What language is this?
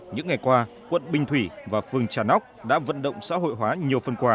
Vietnamese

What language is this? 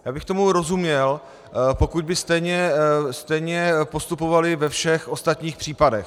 Czech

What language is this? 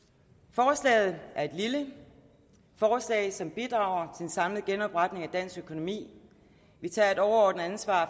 Danish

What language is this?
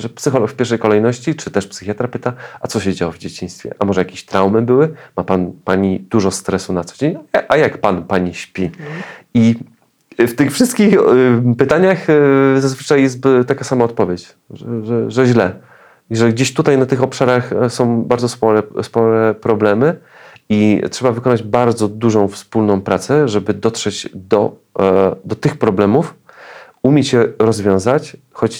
Polish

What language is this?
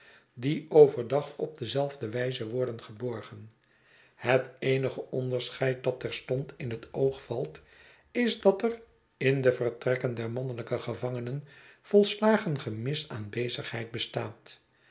Dutch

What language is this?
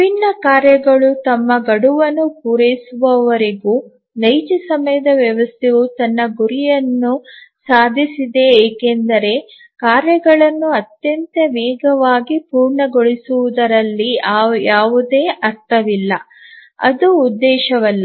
Kannada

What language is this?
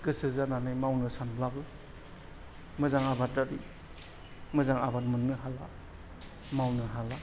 Bodo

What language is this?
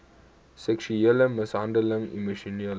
Afrikaans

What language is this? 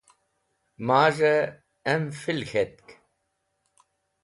Wakhi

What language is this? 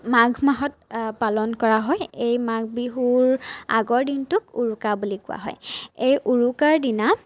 Assamese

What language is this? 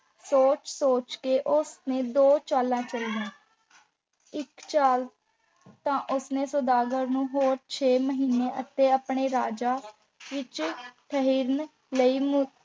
Punjabi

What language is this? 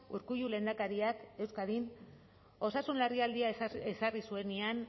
Basque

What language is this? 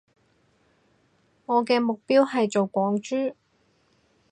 Cantonese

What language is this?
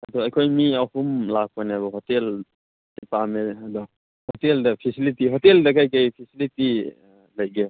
Manipuri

